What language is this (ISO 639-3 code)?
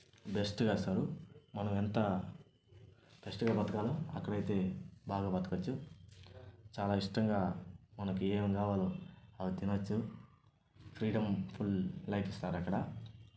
tel